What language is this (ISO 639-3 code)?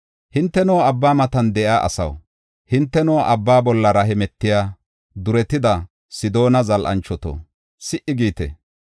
gof